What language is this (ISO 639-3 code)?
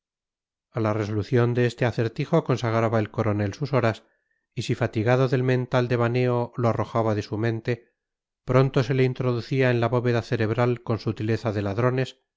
spa